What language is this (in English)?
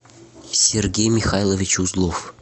Russian